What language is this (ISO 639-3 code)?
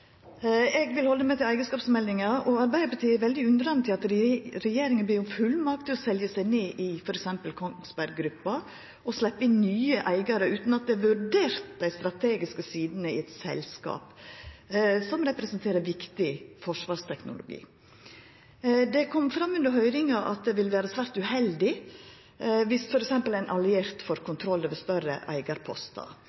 nno